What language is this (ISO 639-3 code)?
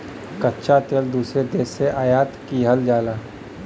bho